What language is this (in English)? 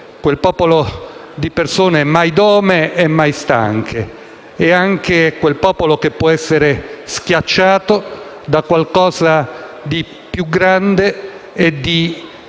Italian